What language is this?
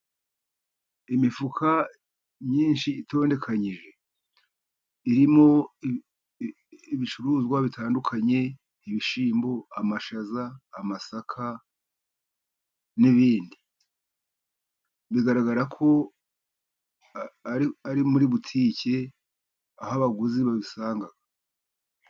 Kinyarwanda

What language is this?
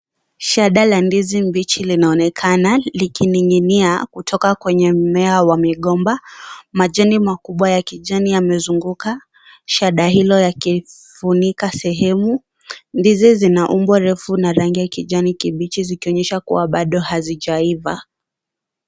Swahili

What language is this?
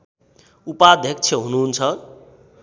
Nepali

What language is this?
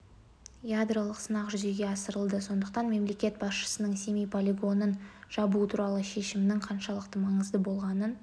Kazakh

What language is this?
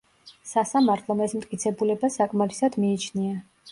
Georgian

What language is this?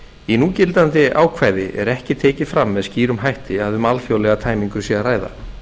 Icelandic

